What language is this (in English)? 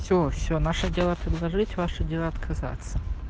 Russian